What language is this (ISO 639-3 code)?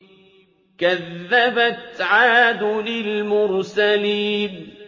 ara